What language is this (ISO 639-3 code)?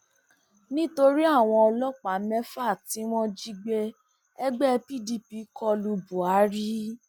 yor